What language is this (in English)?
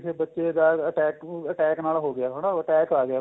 Punjabi